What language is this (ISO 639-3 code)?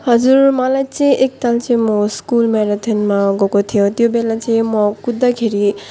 nep